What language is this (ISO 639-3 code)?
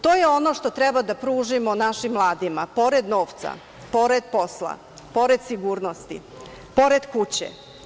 srp